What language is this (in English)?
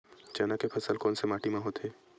Chhattisgarhi